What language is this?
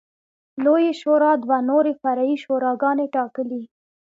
Pashto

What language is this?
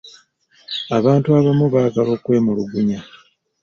Ganda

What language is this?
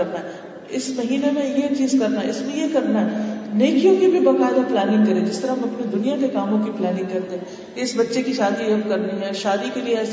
Urdu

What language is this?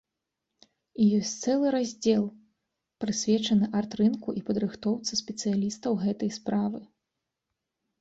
Belarusian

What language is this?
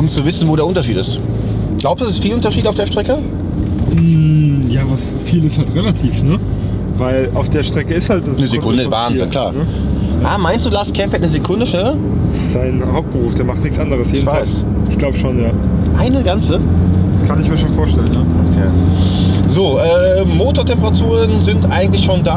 German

